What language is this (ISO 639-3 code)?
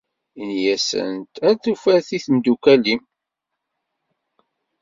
kab